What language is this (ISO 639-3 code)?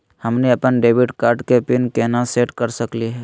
mag